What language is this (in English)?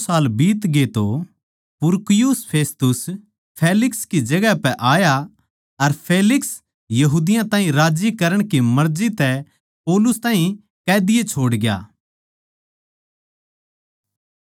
Haryanvi